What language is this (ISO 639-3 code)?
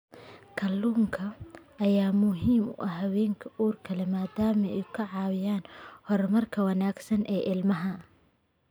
som